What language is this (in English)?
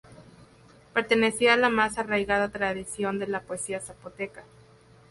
Spanish